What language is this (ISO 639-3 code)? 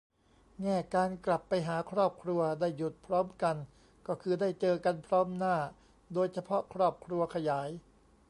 tha